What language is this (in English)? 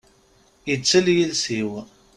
Kabyle